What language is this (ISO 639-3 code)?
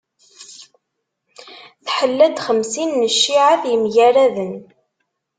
kab